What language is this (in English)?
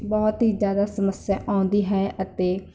Punjabi